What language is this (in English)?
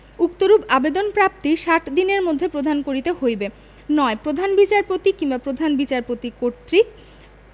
Bangla